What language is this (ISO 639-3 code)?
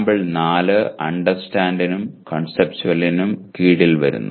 mal